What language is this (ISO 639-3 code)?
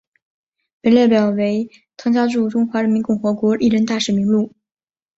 zho